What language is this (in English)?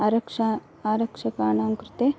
Sanskrit